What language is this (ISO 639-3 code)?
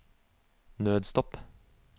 nor